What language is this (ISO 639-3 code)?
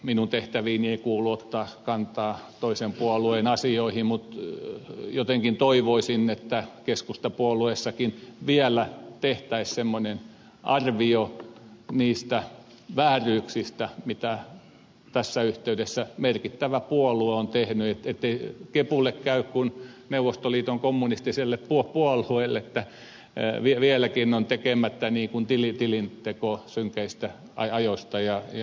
fin